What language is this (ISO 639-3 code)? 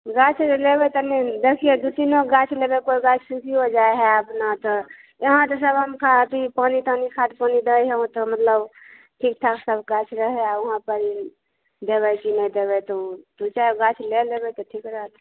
mai